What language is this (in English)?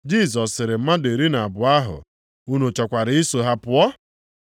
Igbo